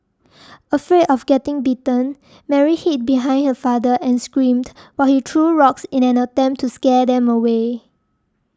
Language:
English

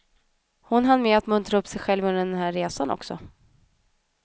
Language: Swedish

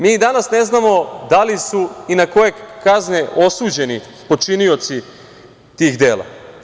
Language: Serbian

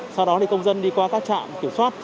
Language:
Vietnamese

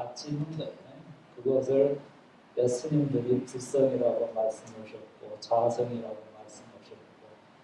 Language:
Korean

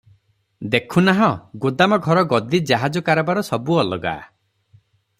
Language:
Odia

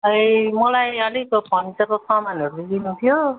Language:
Nepali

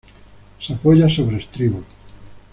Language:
Spanish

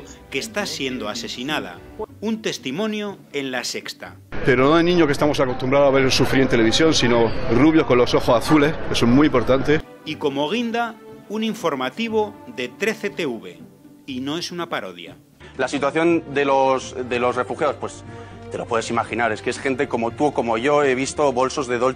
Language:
Spanish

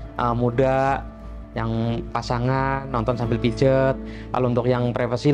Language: Indonesian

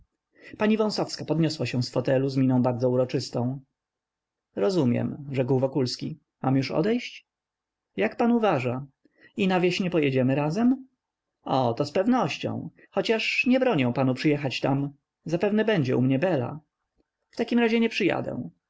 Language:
Polish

